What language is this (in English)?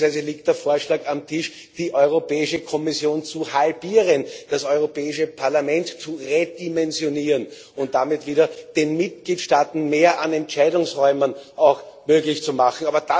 German